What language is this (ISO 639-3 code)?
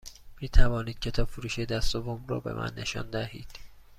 fas